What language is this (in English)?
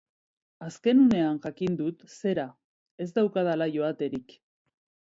Basque